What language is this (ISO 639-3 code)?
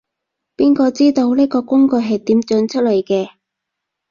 yue